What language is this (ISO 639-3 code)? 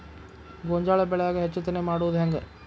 kan